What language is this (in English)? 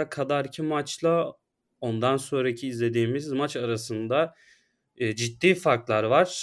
Turkish